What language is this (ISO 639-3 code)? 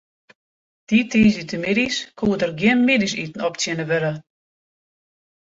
fry